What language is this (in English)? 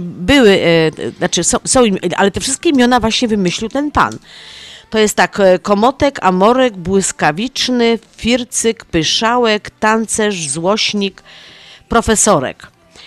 Polish